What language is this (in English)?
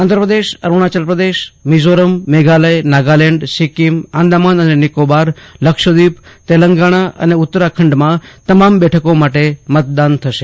Gujarati